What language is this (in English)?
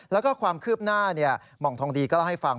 Thai